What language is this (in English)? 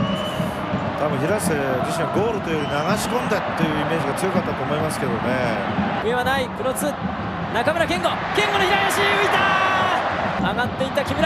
Japanese